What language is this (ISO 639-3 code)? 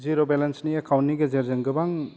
brx